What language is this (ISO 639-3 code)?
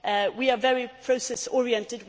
eng